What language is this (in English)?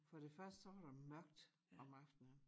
Danish